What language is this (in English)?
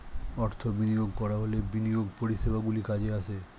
Bangla